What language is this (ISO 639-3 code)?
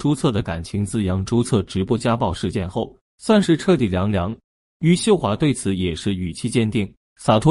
zho